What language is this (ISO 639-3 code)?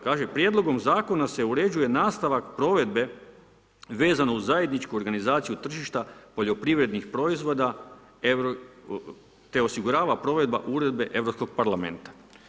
hrv